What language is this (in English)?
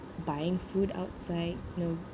English